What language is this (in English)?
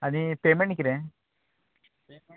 Konkani